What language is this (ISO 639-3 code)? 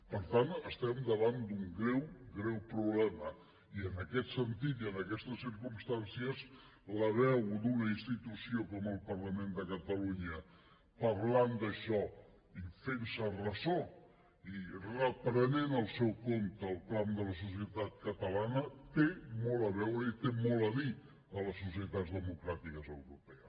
cat